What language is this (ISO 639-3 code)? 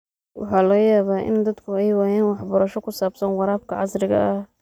som